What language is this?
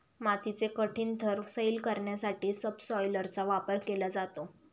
Marathi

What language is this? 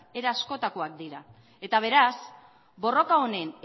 Basque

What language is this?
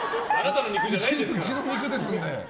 Japanese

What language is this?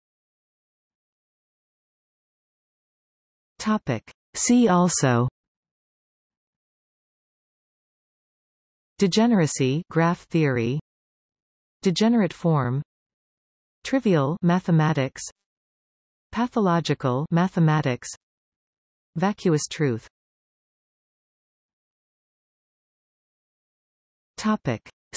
English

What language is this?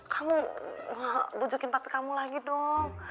Indonesian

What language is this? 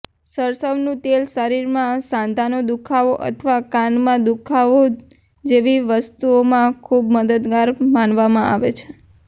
Gujarati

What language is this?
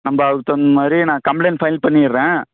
Tamil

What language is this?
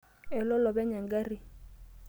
Masai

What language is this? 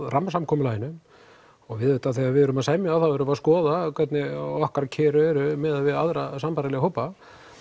Icelandic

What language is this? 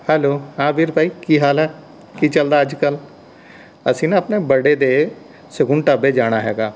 Punjabi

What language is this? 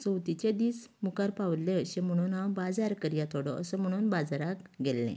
Konkani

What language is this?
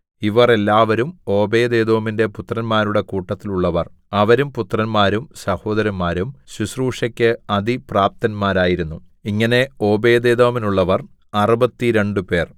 Malayalam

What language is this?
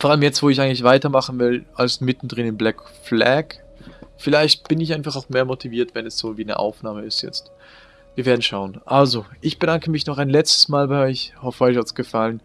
German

